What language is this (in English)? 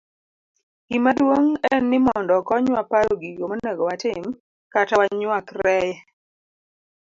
Luo (Kenya and Tanzania)